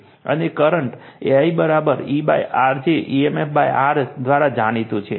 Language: Gujarati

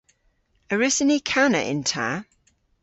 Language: Cornish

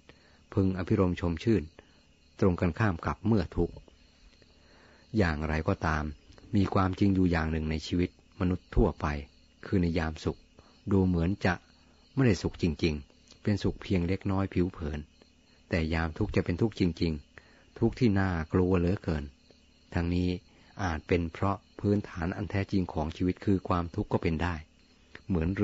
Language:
Thai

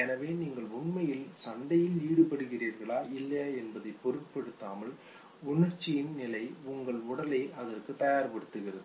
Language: Tamil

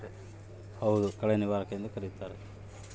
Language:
Kannada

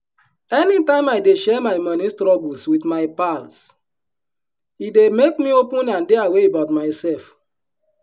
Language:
Nigerian Pidgin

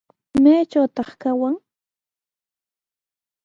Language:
Sihuas Ancash Quechua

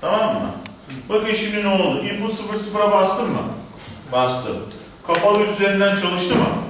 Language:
Turkish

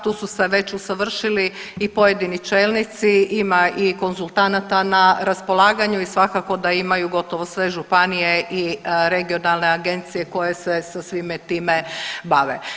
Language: Croatian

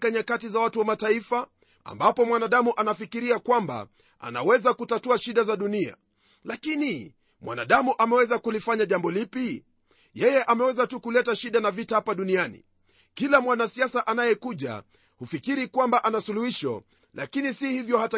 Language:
Swahili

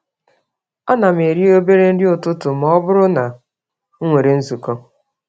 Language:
Igbo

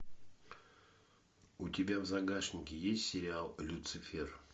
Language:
Russian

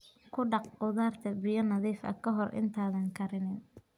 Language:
Somali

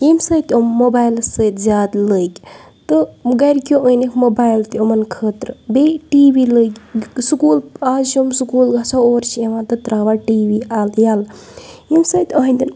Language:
Kashmiri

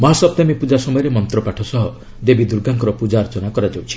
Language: Odia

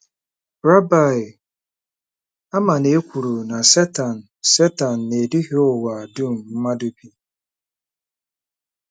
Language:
Igbo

